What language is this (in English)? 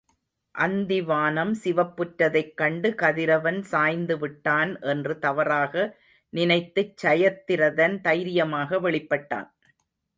Tamil